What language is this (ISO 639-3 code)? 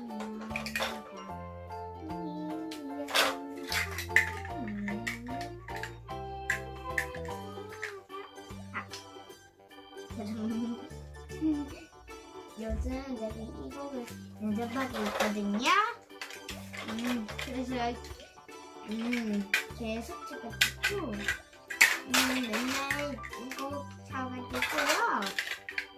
kor